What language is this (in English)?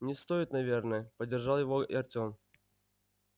Russian